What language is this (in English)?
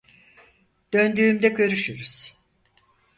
Turkish